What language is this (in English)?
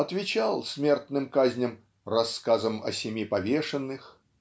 Russian